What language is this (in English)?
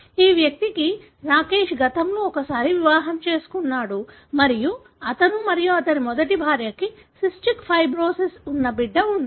Telugu